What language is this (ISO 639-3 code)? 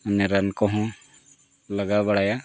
sat